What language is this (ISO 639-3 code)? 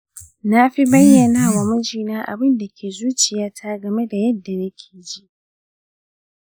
hau